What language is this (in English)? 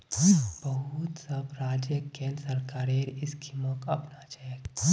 Magahi